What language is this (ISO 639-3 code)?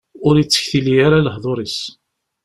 kab